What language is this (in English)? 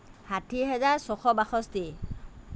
Assamese